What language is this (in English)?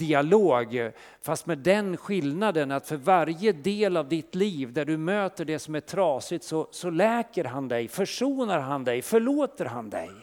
Swedish